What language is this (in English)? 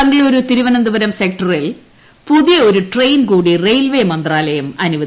Malayalam